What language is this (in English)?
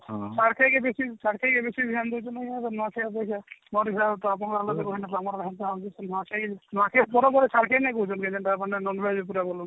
Odia